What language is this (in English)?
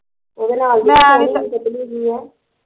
Punjabi